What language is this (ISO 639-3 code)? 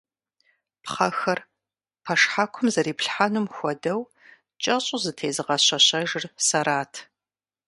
kbd